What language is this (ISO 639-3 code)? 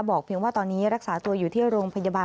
tha